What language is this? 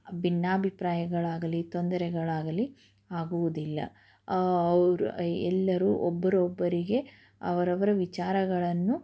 Kannada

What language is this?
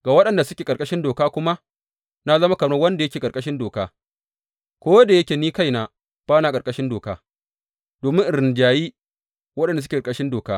Hausa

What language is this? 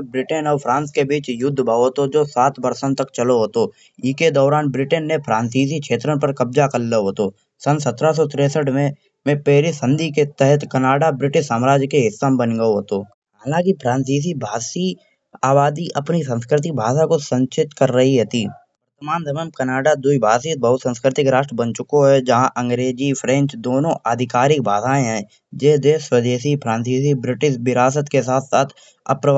Kanauji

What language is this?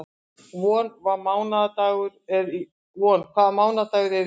Icelandic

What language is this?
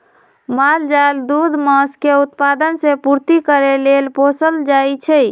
Magahi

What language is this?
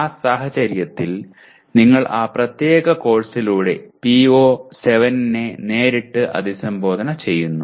Malayalam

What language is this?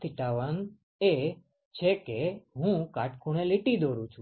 Gujarati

